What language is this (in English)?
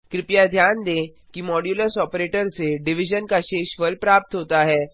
Hindi